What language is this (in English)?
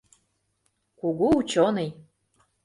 Mari